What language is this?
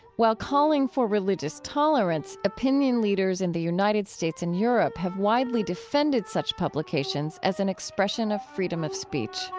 English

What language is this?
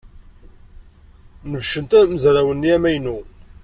Kabyle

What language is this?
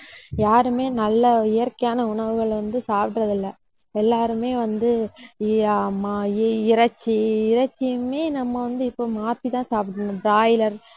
Tamil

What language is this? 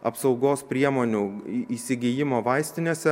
Lithuanian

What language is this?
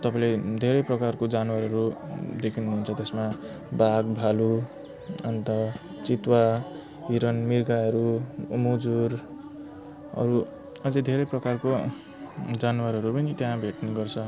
Nepali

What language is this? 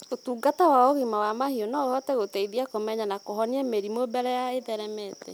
Kikuyu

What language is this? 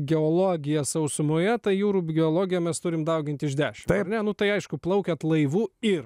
Lithuanian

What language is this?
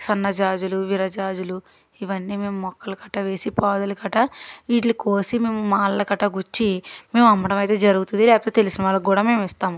Telugu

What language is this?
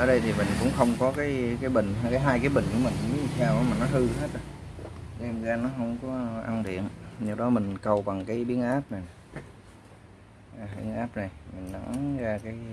Vietnamese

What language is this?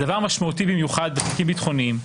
Hebrew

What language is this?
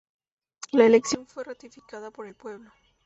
Spanish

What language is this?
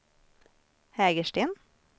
Swedish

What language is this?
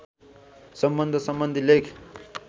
Nepali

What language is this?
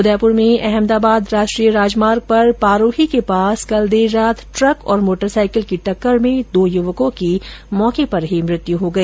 Hindi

